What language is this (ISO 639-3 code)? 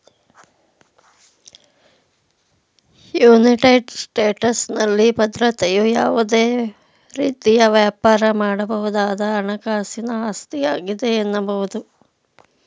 kan